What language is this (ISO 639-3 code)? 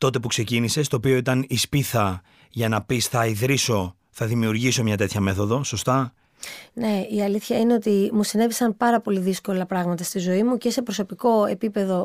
ell